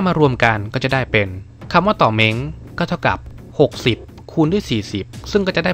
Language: Thai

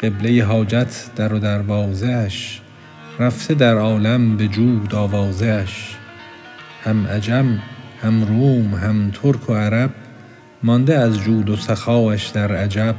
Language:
Persian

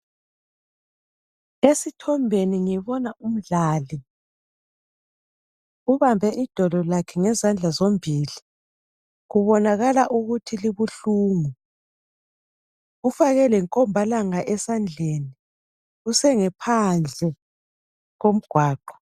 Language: North Ndebele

